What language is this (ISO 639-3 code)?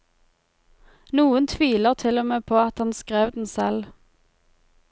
nor